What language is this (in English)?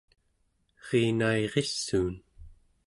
Central Yupik